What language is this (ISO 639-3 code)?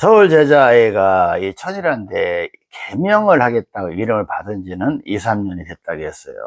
kor